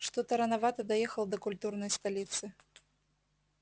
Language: Russian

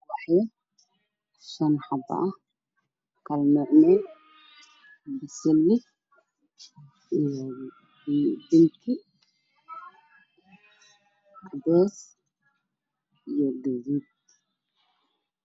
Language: Somali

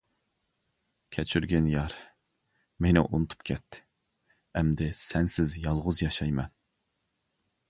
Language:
Uyghur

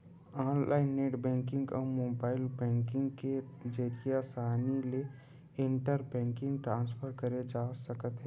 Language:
Chhattisgarhi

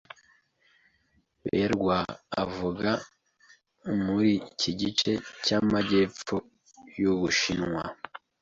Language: Kinyarwanda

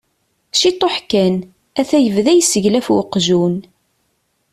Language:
Kabyle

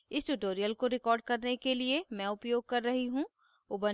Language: Hindi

